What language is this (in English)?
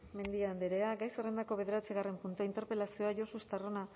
Basque